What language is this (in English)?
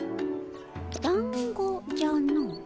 Japanese